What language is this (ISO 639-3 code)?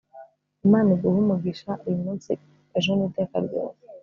kin